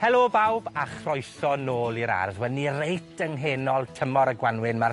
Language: Welsh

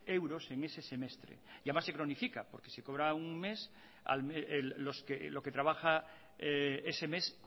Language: Spanish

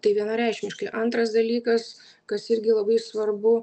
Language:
Lithuanian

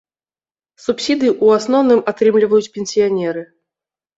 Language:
Belarusian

